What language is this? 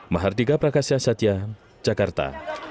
Indonesian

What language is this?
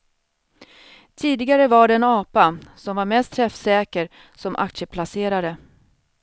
Swedish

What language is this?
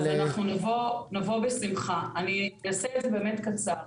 Hebrew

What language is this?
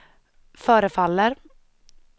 Swedish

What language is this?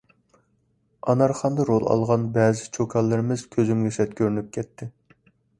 Uyghur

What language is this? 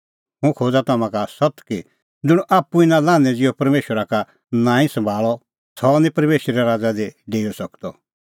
Kullu Pahari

